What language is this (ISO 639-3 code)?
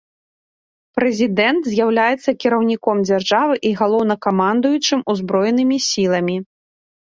bel